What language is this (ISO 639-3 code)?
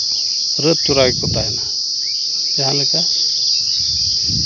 sat